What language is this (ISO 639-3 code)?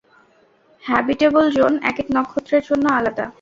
ben